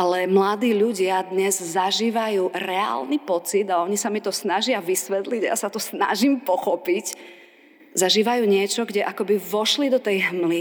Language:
Slovak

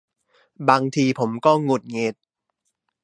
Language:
Thai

